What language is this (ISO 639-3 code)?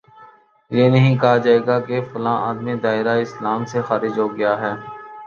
urd